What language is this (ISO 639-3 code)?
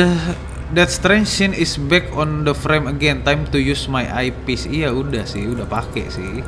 ind